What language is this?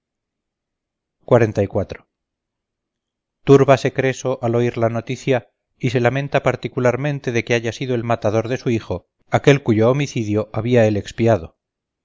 Spanish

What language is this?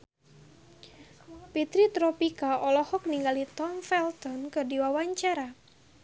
Sundanese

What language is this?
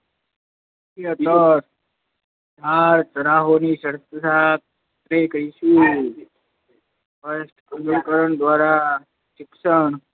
Gujarati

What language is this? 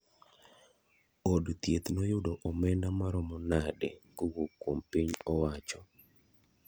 Luo (Kenya and Tanzania)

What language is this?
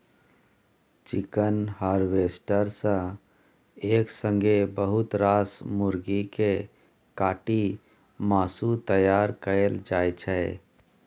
Maithili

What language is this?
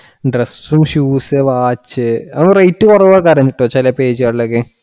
Malayalam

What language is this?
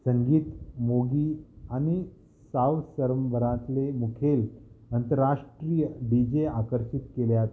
Konkani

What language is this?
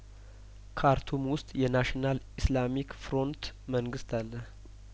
Amharic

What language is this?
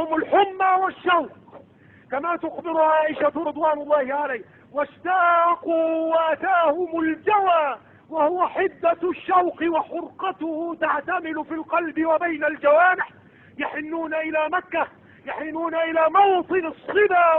Arabic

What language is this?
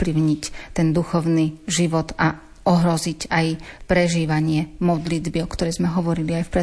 Slovak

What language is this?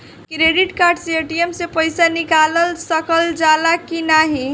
Bhojpuri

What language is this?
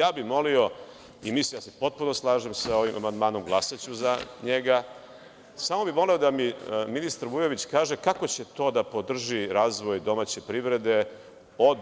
Serbian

